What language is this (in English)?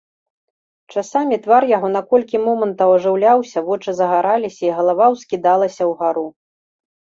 Belarusian